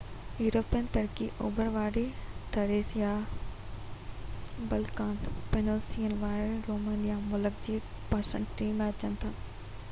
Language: Sindhi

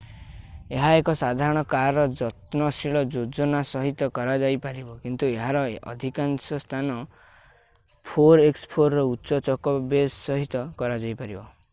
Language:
Odia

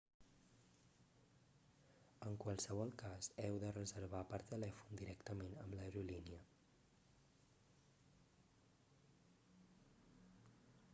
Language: Catalan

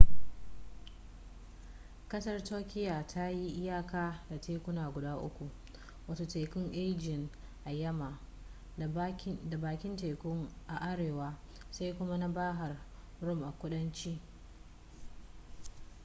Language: Hausa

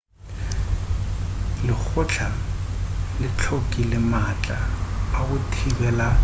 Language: Northern Sotho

